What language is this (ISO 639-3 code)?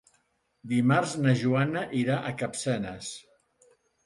cat